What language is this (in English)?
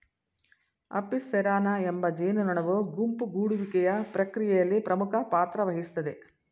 Kannada